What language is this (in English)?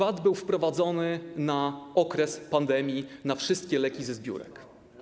Polish